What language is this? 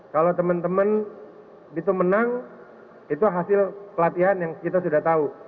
Indonesian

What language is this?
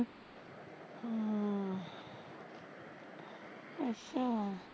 Punjabi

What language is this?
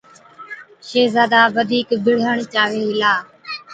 Od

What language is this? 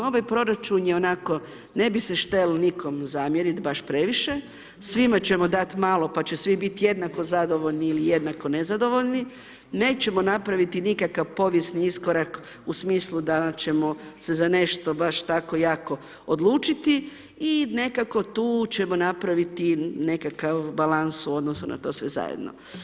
Croatian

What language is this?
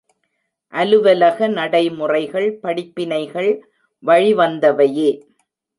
Tamil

